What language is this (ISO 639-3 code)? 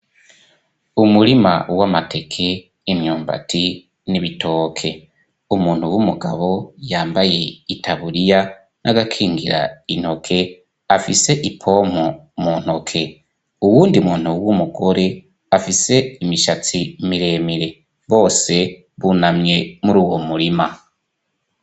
run